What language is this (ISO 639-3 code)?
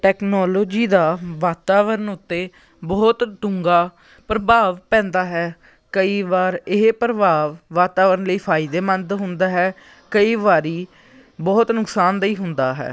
pan